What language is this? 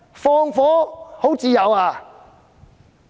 Cantonese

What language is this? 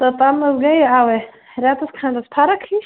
Kashmiri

